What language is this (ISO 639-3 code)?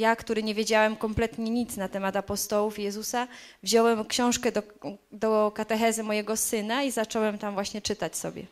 pol